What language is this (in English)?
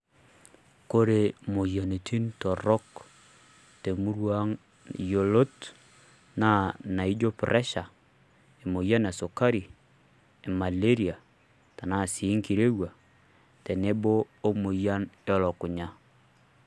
Masai